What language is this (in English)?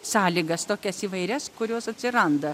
Lithuanian